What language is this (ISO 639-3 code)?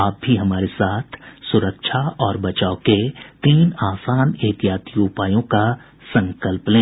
hin